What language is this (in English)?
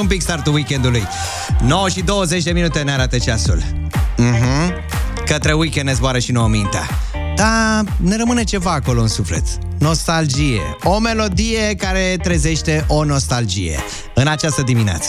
Romanian